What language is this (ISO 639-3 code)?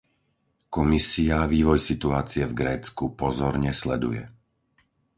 slk